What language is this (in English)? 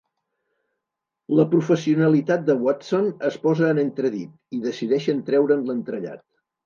Catalan